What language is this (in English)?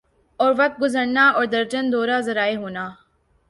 Urdu